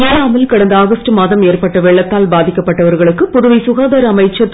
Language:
Tamil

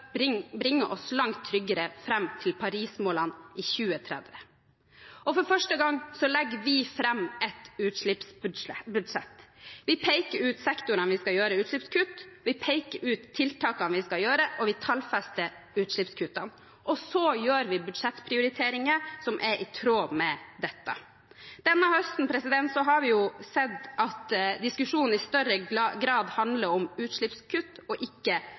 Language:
Norwegian Bokmål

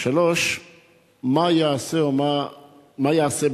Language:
Hebrew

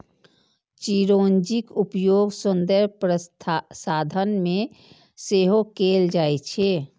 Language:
Maithili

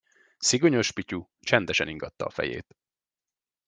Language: Hungarian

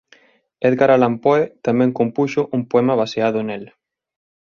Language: Galician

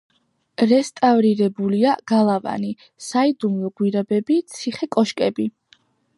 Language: Georgian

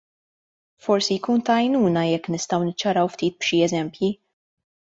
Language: Maltese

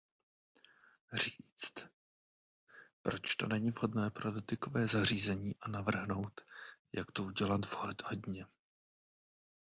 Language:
Czech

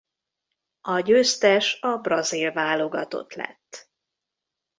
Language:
Hungarian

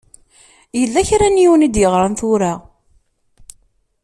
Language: Kabyle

